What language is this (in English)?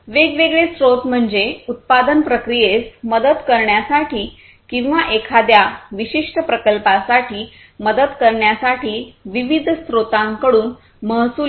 Marathi